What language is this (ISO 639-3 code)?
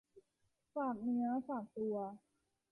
tha